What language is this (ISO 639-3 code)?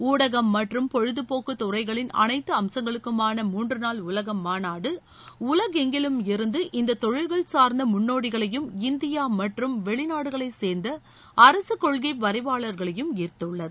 tam